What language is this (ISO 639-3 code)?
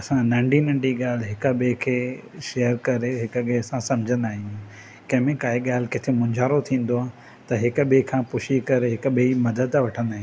snd